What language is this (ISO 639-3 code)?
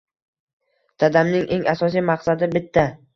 uzb